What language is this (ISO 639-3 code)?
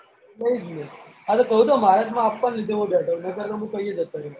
guj